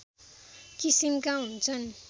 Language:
Nepali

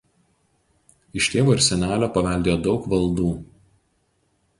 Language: Lithuanian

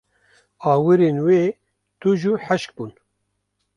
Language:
Kurdish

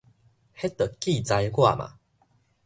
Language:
Min Nan Chinese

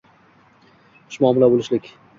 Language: Uzbek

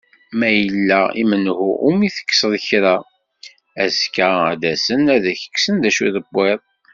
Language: Kabyle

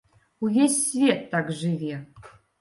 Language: Belarusian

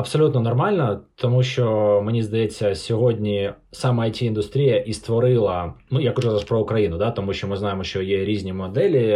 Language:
Ukrainian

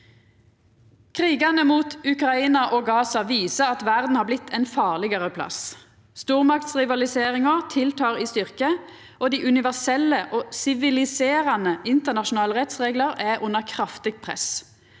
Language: Norwegian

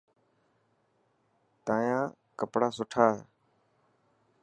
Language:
Dhatki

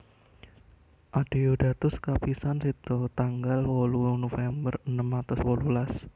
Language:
Javanese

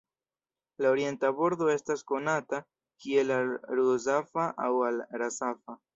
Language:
Esperanto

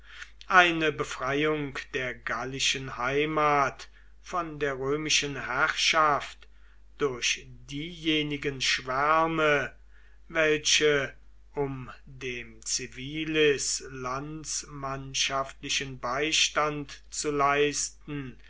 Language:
German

